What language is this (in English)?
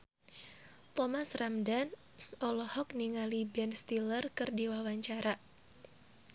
Sundanese